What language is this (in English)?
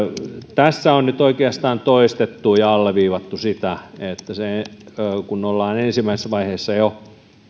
Finnish